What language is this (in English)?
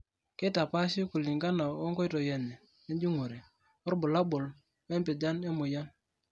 Masai